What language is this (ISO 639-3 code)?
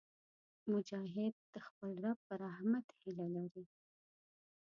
pus